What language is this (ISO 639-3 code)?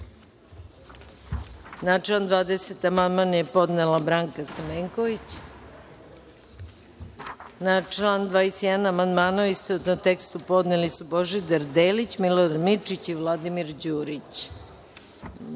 srp